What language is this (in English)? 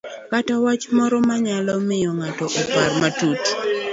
Luo (Kenya and Tanzania)